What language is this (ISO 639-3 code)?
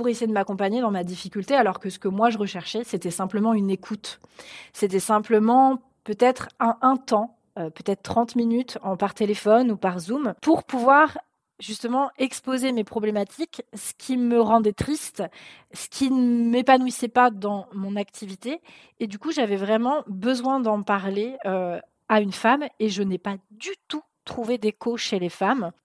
fra